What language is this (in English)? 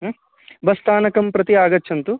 Sanskrit